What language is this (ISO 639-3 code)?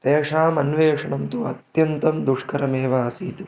san